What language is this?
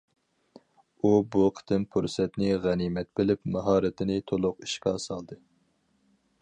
Uyghur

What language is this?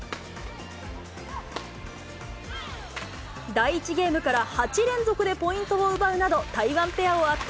Japanese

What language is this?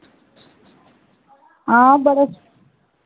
Dogri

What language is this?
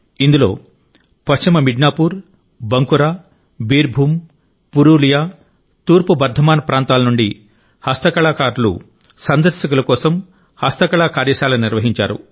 Telugu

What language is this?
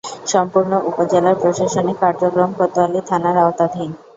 Bangla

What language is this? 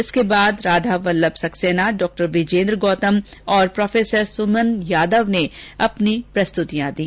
Hindi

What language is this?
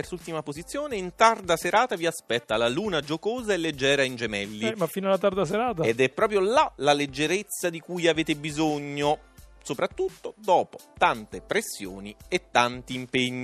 Italian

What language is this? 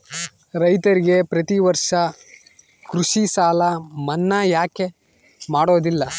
Kannada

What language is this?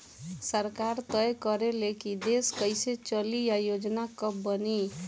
Bhojpuri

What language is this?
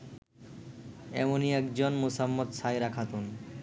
Bangla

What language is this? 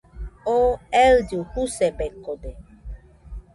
Nüpode Huitoto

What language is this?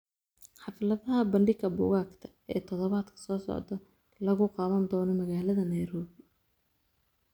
Somali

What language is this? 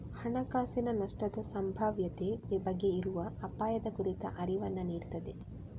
Kannada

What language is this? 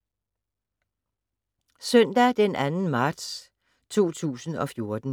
Danish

